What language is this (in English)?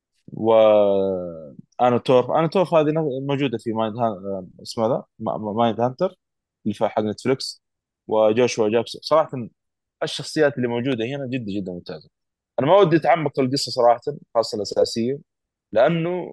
Arabic